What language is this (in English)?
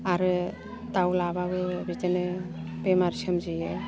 Bodo